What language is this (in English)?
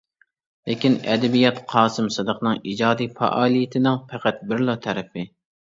Uyghur